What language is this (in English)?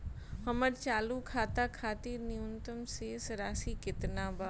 Bhojpuri